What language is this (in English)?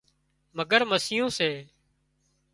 Wadiyara Koli